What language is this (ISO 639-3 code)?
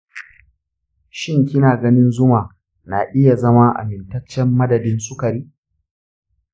hau